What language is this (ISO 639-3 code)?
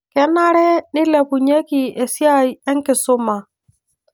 mas